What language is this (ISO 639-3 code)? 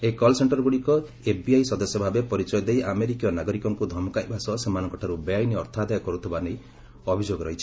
ori